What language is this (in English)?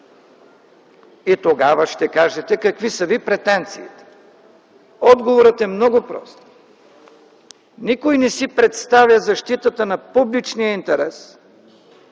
Bulgarian